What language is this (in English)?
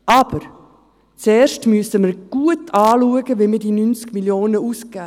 Swiss German